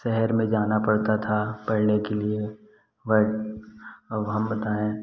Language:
Hindi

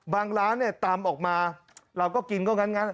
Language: Thai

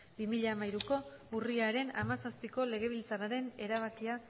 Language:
Basque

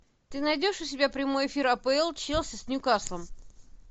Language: Russian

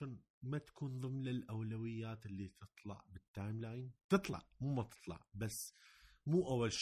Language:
Arabic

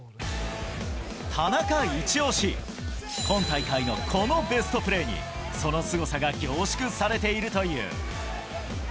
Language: Japanese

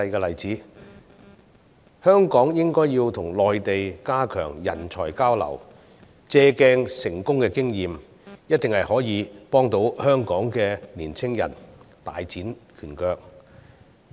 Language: Cantonese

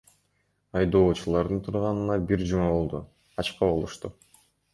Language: Kyrgyz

